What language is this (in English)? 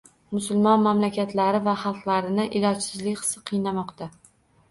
Uzbek